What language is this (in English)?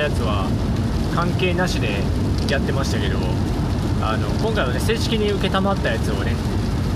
Japanese